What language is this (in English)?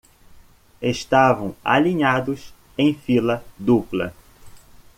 Portuguese